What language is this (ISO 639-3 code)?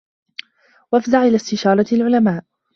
ara